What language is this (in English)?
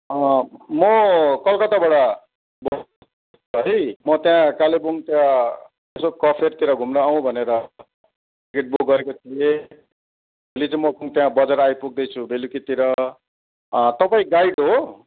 Nepali